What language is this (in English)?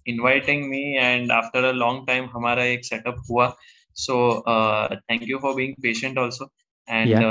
Hindi